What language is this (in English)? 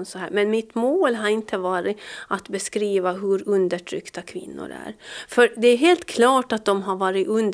Swedish